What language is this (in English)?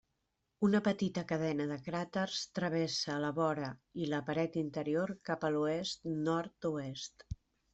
Catalan